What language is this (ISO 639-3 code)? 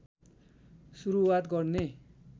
nep